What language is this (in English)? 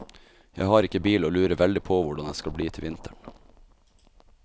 Norwegian